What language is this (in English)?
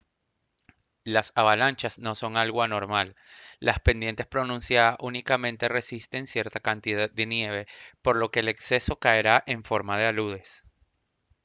Spanish